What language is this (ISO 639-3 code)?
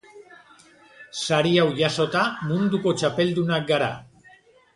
eus